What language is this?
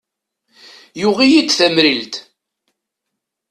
Kabyle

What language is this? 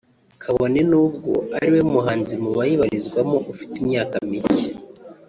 Kinyarwanda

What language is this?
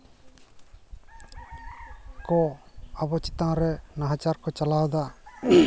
Santali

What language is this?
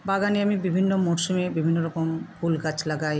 Bangla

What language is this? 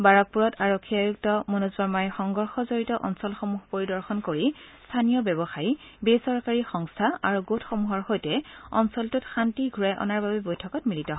Assamese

